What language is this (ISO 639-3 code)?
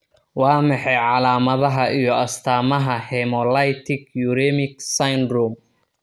som